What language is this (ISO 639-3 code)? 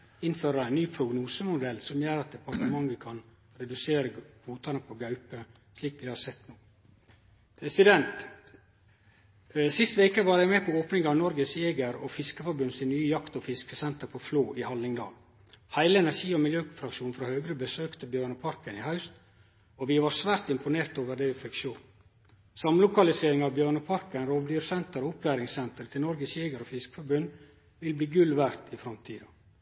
nno